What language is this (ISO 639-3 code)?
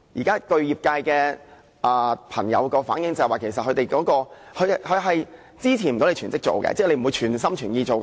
yue